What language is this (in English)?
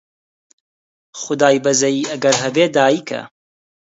Central Kurdish